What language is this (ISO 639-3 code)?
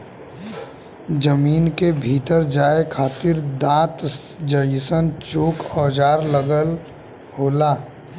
bho